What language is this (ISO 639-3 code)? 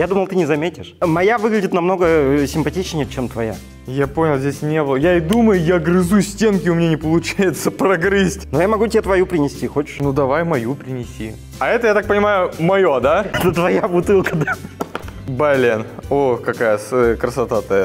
rus